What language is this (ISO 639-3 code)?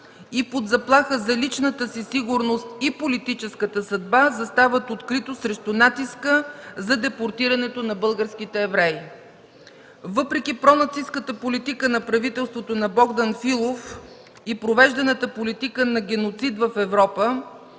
bul